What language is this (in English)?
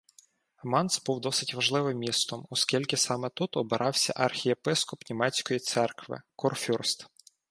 Ukrainian